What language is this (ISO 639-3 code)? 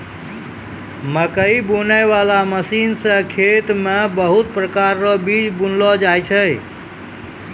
mai